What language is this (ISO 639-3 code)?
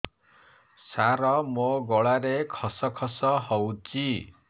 ori